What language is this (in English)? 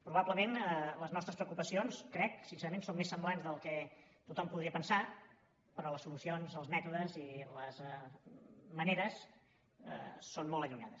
Catalan